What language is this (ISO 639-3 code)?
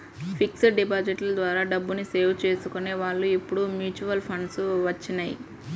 tel